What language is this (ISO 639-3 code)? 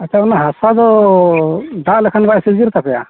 sat